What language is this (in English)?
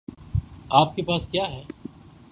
Urdu